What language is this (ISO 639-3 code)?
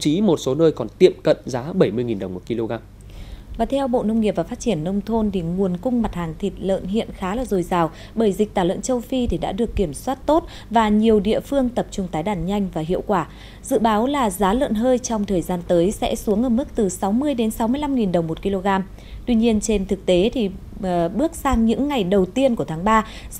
vie